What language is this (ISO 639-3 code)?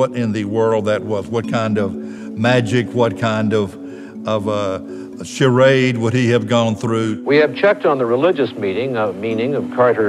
heb